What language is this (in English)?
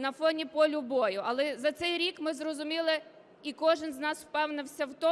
Ukrainian